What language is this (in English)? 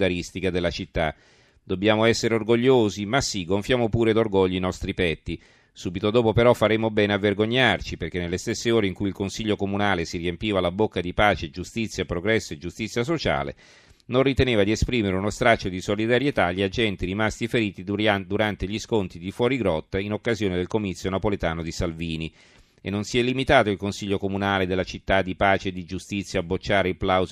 Italian